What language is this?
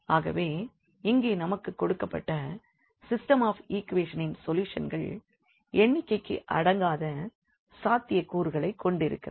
Tamil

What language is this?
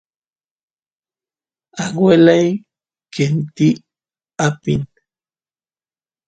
Santiago del Estero Quichua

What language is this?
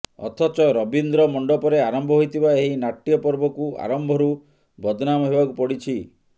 Odia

